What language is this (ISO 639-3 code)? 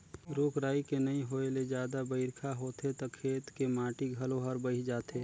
hne